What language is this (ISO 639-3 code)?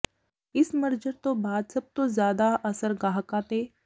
pan